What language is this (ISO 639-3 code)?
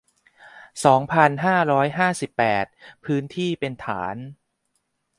tha